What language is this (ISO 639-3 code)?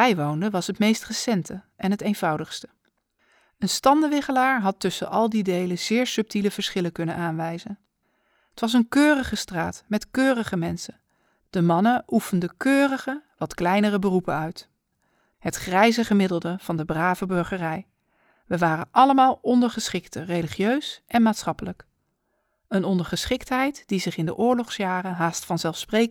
nld